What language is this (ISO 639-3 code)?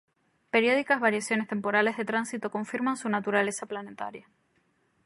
spa